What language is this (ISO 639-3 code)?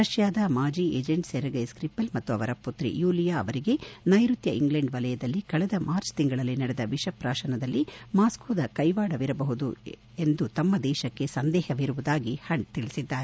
kan